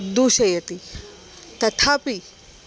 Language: Sanskrit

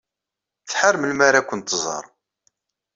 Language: Kabyle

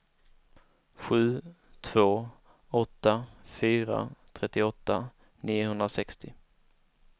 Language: Swedish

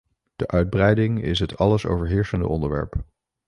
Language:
Dutch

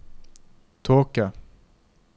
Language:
Norwegian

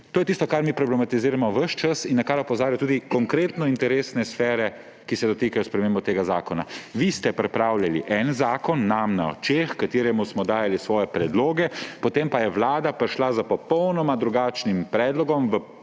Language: Slovenian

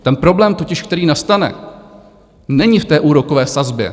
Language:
Czech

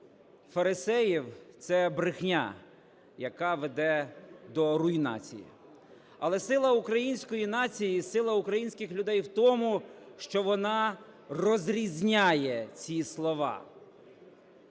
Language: Ukrainian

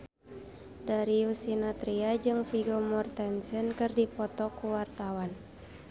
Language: Sundanese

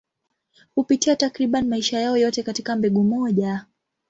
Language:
Swahili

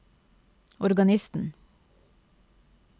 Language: Norwegian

